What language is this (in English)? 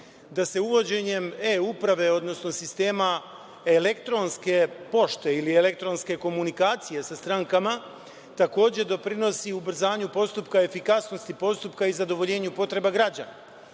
Serbian